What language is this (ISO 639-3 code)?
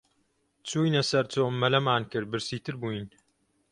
ckb